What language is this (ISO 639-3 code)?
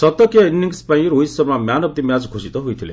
ori